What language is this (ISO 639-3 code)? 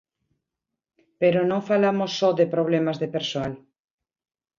glg